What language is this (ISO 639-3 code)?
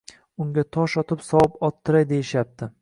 uzb